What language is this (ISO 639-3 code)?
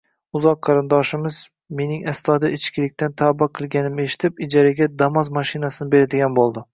uzb